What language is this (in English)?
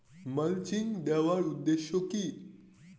Bangla